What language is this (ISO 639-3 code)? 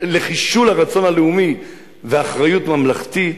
heb